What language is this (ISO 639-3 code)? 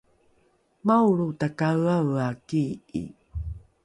dru